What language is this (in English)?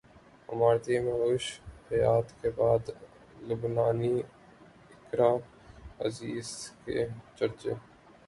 Urdu